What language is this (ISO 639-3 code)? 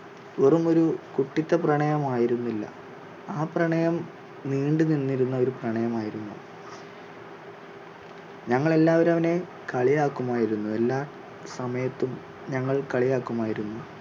mal